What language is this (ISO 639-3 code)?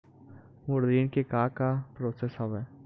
hne